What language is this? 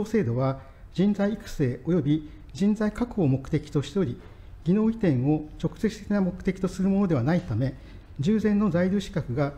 Japanese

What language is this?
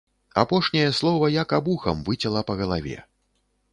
Belarusian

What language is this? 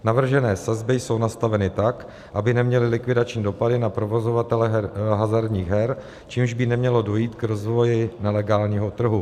Czech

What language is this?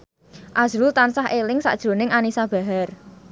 Javanese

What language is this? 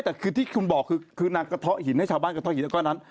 Thai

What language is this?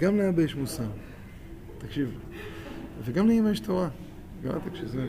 Hebrew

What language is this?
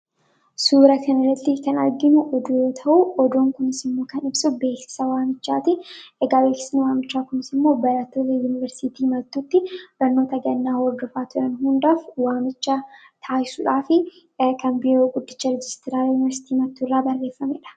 Oromo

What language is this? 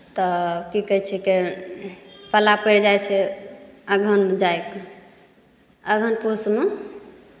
Maithili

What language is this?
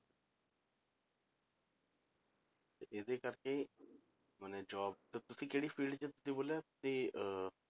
Punjabi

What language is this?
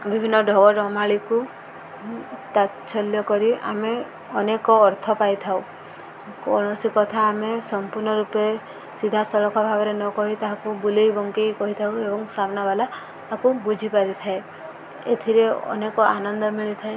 Odia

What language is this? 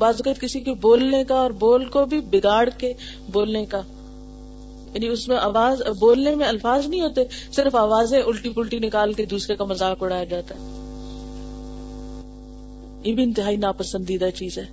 Urdu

